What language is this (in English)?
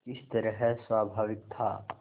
Hindi